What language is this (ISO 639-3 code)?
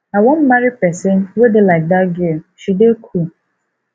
pcm